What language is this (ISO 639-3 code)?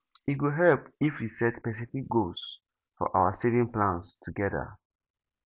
pcm